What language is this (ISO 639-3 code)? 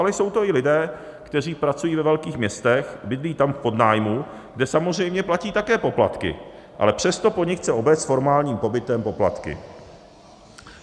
ces